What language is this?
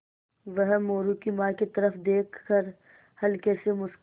Hindi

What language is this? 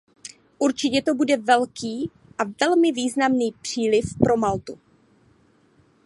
Czech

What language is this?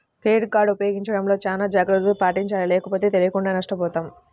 Telugu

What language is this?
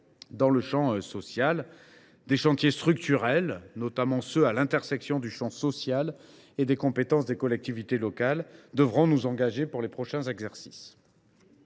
French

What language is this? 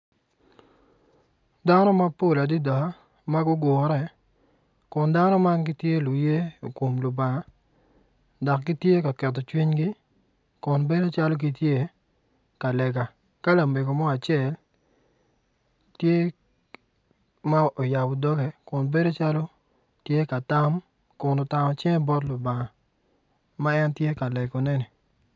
Acoli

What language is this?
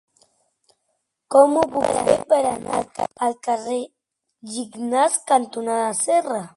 Catalan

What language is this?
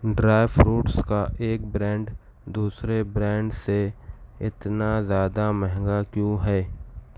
Urdu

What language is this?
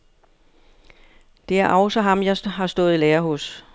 Danish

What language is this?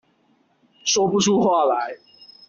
Chinese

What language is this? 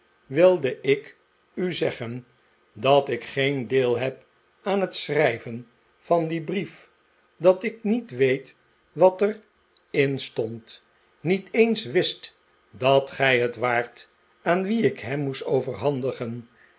Dutch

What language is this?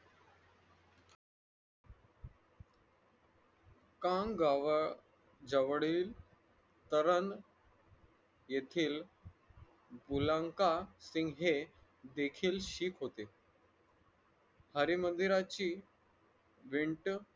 Marathi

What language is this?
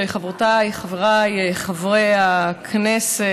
Hebrew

